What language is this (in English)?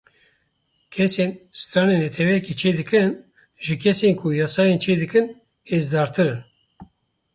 Kurdish